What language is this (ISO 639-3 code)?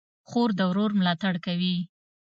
pus